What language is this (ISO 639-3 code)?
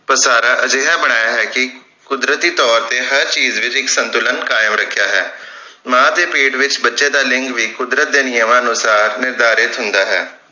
pan